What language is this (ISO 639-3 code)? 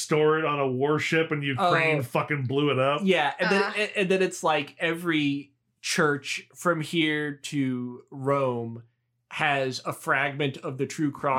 eng